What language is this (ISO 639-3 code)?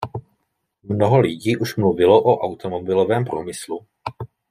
ces